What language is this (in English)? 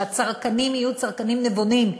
Hebrew